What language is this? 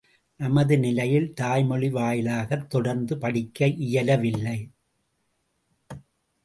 Tamil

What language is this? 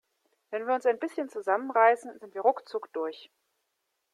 German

